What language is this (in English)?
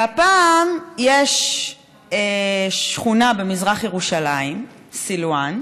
Hebrew